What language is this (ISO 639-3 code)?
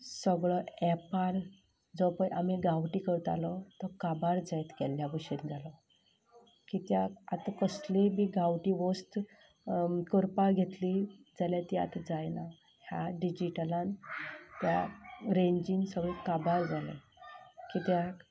kok